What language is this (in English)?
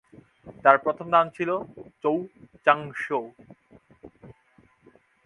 Bangla